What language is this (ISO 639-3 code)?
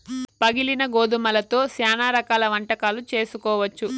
tel